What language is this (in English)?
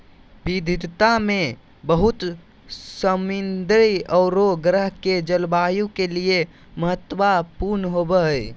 Magahi